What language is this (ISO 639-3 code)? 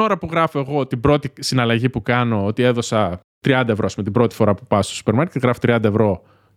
ell